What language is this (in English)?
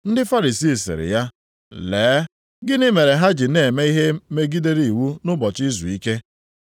Igbo